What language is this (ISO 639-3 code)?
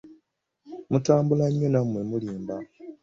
lug